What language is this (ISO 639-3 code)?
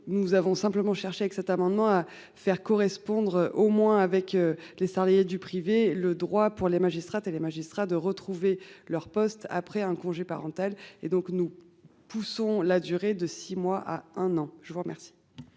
fra